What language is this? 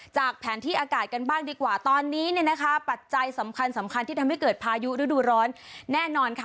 Thai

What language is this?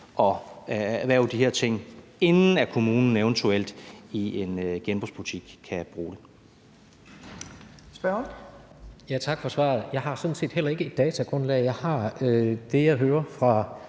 Danish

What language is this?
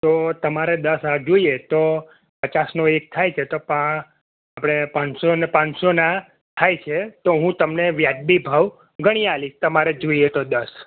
Gujarati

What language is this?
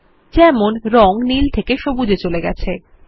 Bangla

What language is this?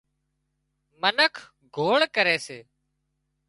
Wadiyara Koli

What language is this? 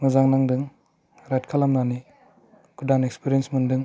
Bodo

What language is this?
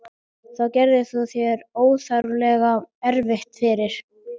Icelandic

